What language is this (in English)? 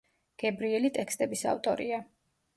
Georgian